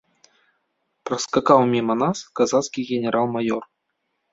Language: Belarusian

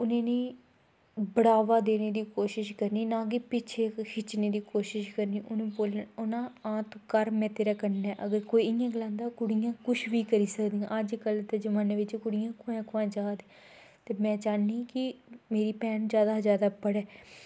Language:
Dogri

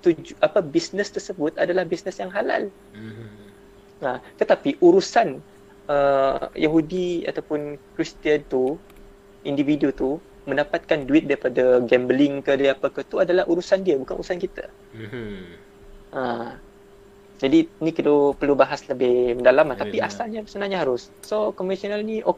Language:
Malay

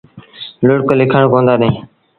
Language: Sindhi Bhil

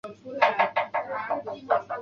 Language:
Chinese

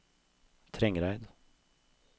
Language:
Norwegian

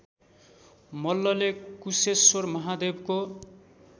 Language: Nepali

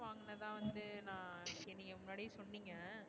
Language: Tamil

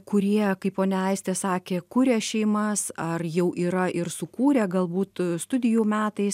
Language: Lithuanian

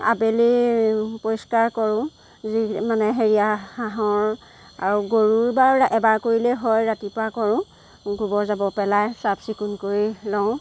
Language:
Assamese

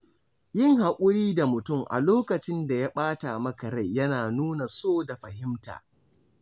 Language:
Hausa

